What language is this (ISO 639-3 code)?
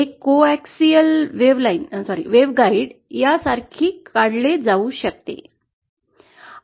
mar